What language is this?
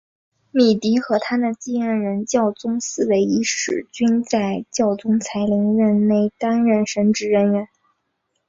Chinese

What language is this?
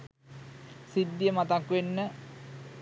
Sinhala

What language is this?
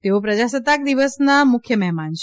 Gujarati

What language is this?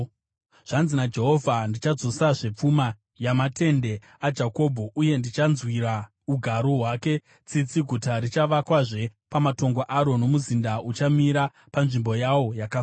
Shona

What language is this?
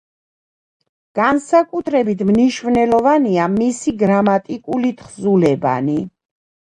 Georgian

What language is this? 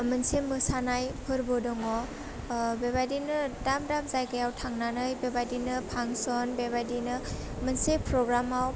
Bodo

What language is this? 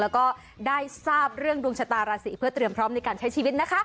Thai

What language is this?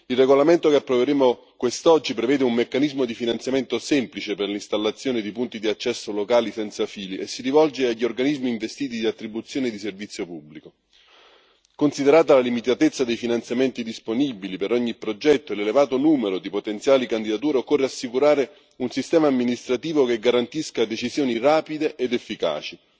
Italian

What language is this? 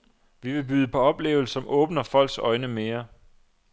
Danish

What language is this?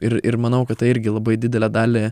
Lithuanian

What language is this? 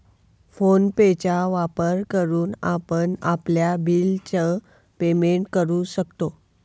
Marathi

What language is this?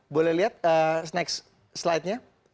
Indonesian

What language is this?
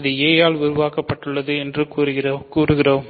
Tamil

